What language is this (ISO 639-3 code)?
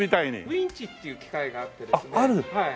jpn